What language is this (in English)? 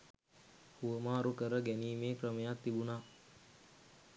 Sinhala